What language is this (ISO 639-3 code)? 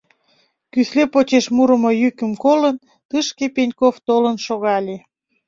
chm